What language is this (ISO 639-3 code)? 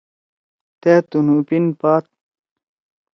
trw